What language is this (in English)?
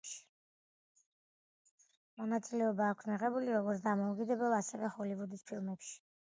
Georgian